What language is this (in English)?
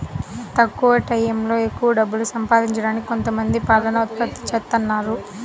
Telugu